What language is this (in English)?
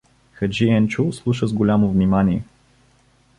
Bulgarian